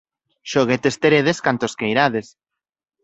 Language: Galician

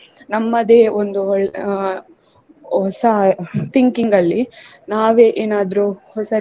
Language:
Kannada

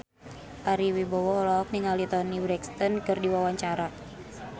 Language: Sundanese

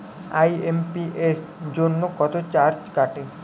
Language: Bangla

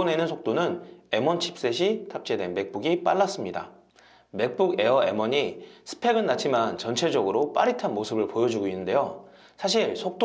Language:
Korean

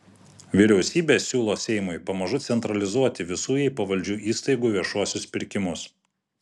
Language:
Lithuanian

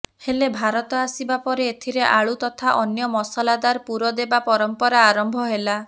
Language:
Odia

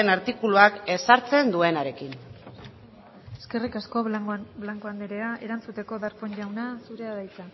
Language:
Basque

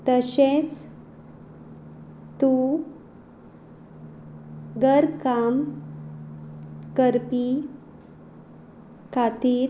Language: Konkani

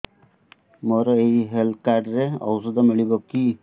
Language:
Odia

